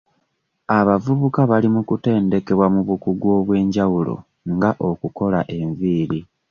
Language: Ganda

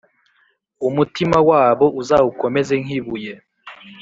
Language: Kinyarwanda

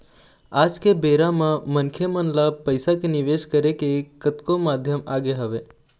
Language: Chhattisgarhi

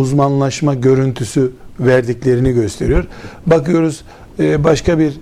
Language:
Turkish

